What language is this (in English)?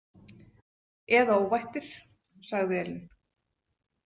Icelandic